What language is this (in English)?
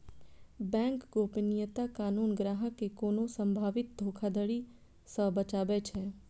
Maithili